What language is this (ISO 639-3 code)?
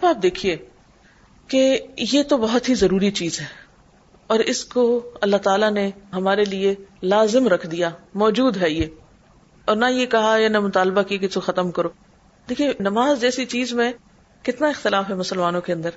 urd